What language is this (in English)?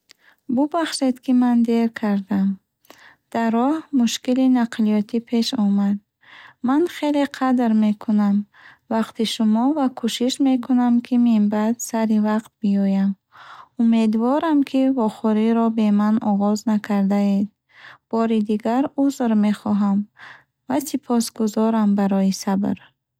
Bukharic